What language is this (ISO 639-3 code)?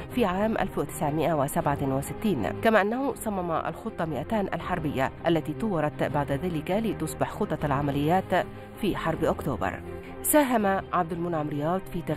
ara